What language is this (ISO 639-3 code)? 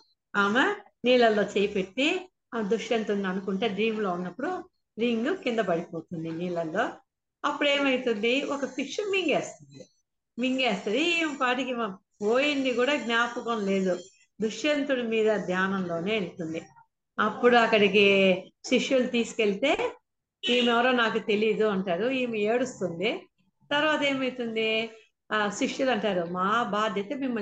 tel